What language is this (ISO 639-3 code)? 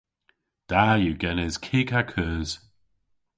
cor